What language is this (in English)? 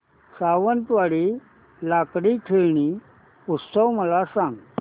Marathi